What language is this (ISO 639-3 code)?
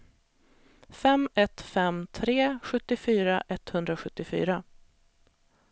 swe